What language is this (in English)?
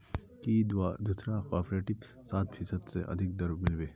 Magahi